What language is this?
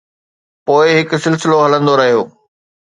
Sindhi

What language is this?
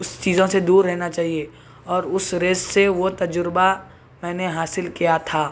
Urdu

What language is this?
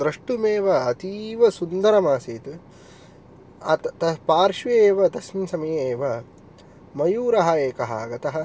Sanskrit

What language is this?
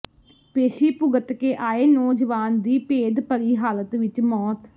Punjabi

